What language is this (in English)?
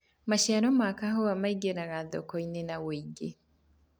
Kikuyu